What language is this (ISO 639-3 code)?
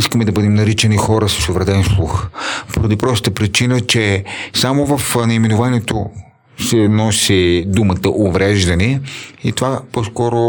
bul